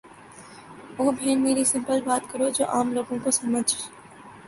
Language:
Urdu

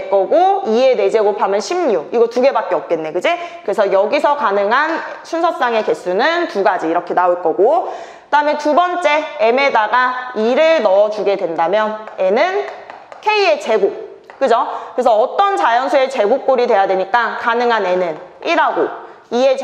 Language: Korean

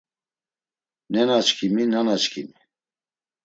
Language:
Laz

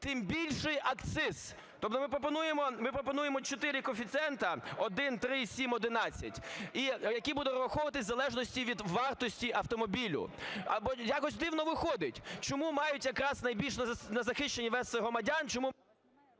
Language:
Ukrainian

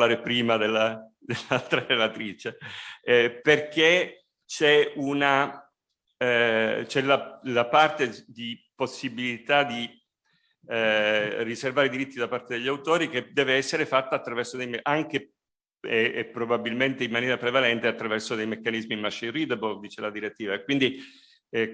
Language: Italian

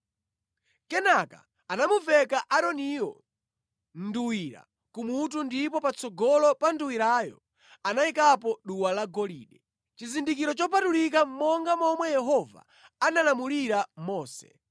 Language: Nyanja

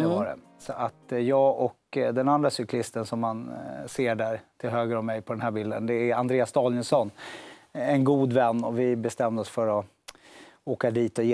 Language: Swedish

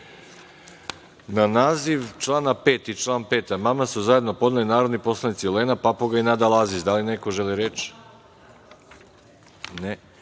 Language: Serbian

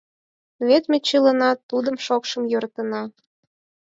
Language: Mari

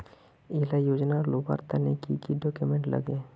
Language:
Magahi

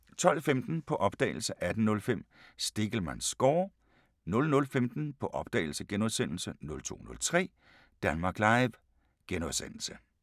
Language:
Danish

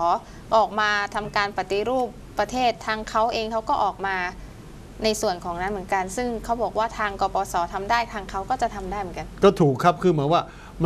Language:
Thai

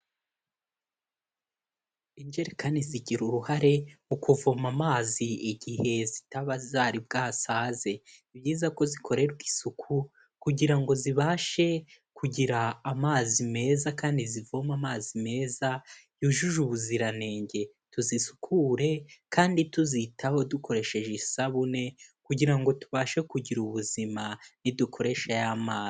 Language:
Kinyarwanda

